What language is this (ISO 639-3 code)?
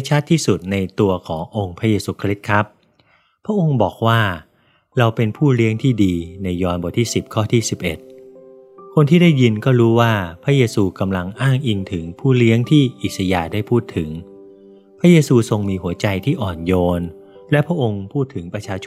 tha